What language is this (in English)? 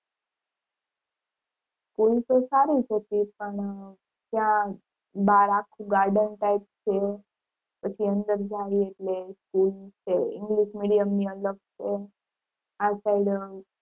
Gujarati